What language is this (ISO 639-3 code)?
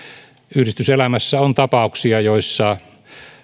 fin